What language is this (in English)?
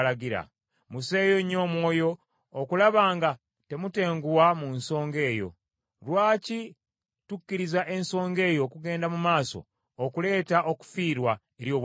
Ganda